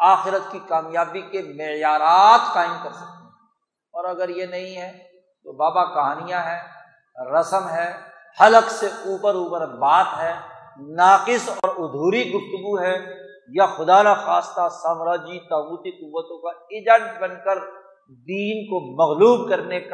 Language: Urdu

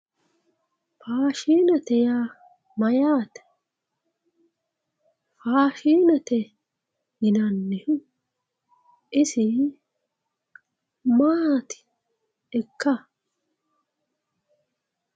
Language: Sidamo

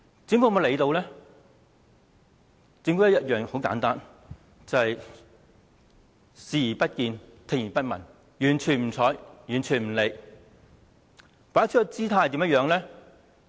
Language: Cantonese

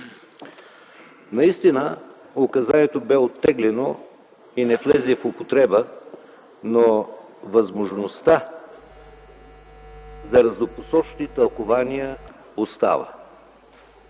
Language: Bulgarian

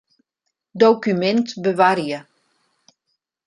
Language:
Western Frisian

